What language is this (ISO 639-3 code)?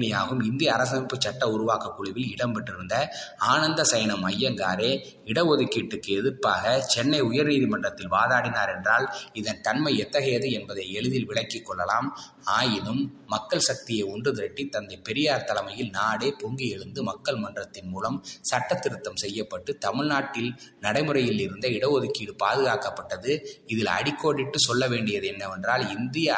tam